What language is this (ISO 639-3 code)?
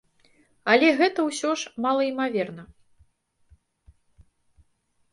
bel